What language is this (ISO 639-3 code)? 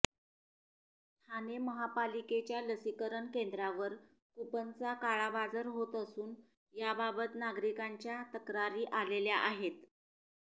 mar